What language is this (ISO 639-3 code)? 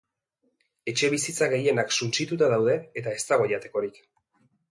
eus